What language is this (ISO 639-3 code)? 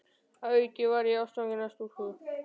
isl